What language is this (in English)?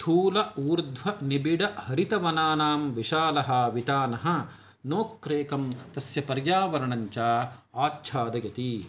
Sanskrit